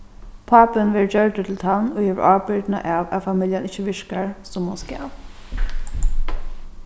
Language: Faroese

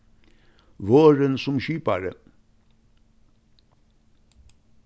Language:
Faroese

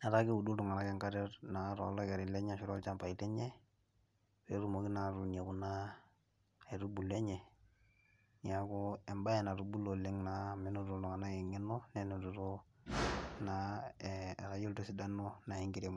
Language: Masai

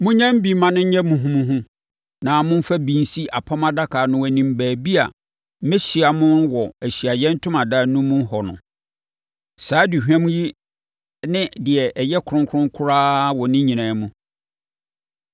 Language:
Akan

